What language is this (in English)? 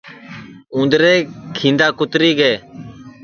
Sansi